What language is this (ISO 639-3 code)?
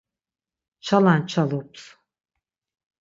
lzz